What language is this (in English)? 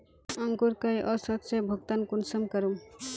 Magahi